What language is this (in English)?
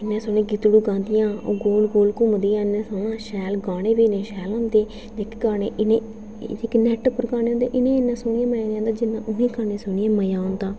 Dogri